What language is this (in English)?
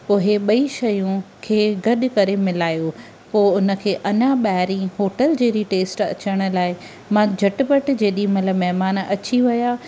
Sindhi